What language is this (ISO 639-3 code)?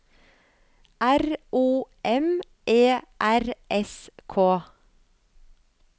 nor